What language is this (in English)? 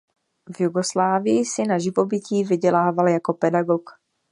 Czech